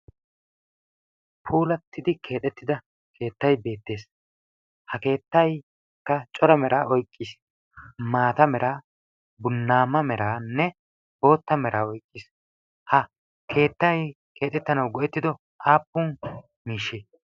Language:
Wolaytta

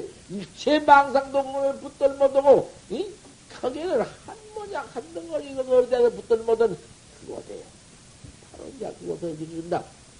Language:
Korean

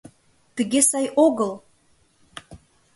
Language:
Mari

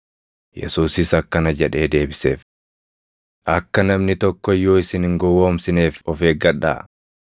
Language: Oromo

